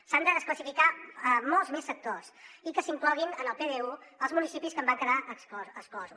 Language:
Catalan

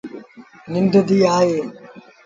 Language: Sindhi Bhil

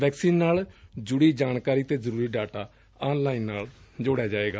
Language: Punjabi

